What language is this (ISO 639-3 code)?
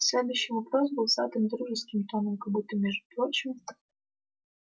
rus